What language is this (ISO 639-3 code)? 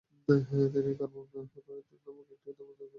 ben